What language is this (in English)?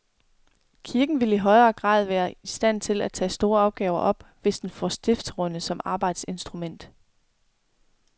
Danish